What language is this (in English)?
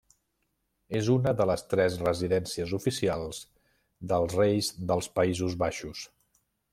Catalan